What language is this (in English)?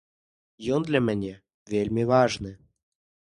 Belarusian